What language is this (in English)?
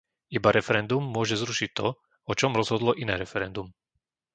Slovak